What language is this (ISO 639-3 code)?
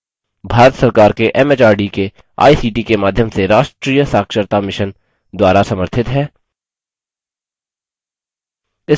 hin